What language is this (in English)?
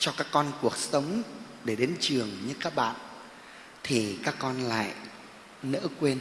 Vietnamese